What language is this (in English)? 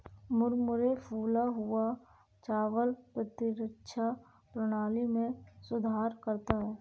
Hindi